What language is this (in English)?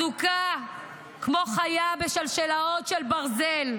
Hebrew